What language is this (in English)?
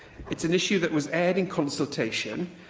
English